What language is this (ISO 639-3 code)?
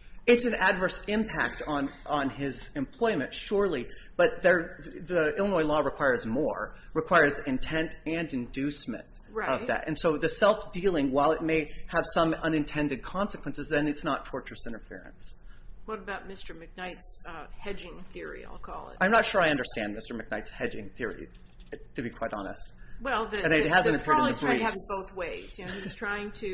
eng